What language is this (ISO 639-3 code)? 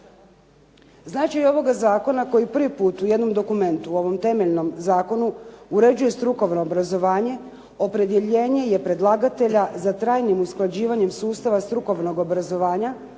hrv